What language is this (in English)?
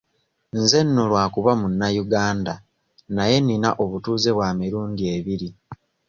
Ganda